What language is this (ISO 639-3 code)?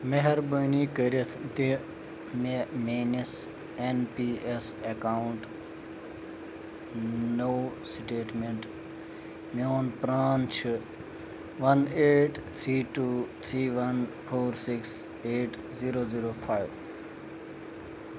kas